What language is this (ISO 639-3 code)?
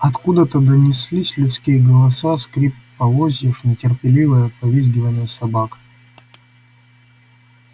rus